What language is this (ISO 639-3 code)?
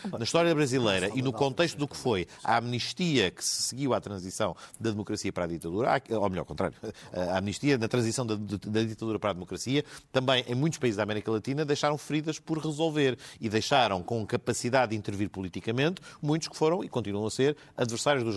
por